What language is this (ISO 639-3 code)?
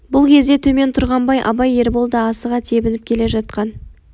kaz